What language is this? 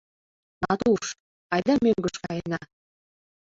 Mari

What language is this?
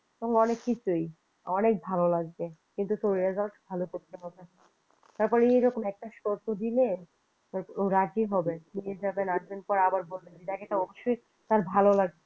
Bangla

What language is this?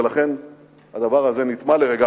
Hebrew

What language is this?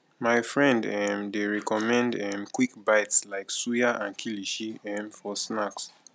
Nigerian Pidgin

